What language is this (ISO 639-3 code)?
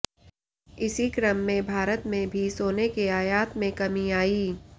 hin